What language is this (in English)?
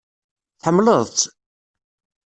Kabyle